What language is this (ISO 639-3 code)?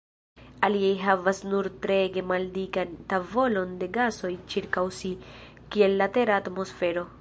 epo